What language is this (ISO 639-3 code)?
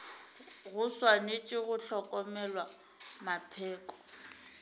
nso